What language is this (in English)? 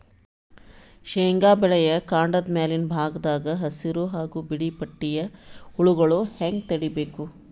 Kannada